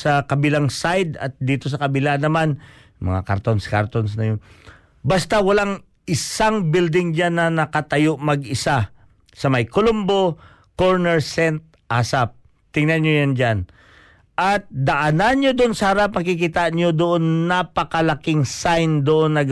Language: Filipino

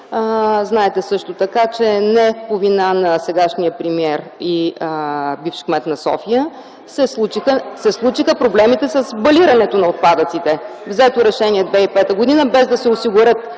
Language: Bulgarian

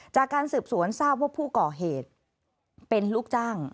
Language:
Thai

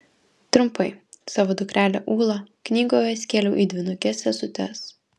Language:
Lithuanian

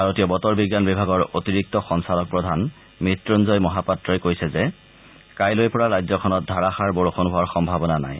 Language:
Assamese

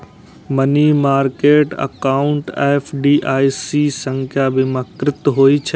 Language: Maithili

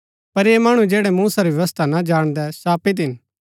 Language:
Gaddi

